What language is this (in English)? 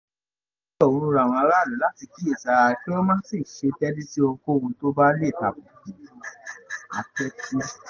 Yoruba